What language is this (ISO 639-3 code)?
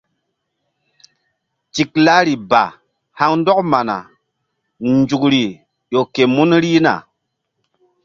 mdd